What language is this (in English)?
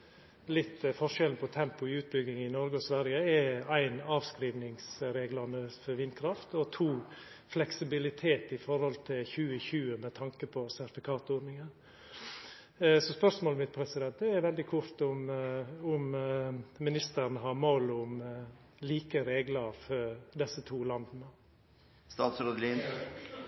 Norwegian Nynorsk